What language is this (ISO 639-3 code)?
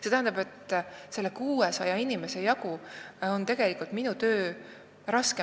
est